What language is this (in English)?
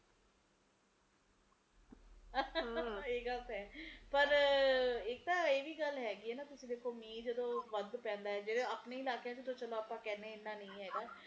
Punjabi